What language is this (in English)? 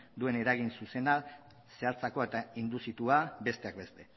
Basque